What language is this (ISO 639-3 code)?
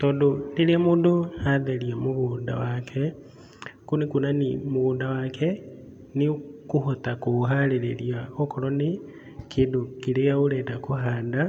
kik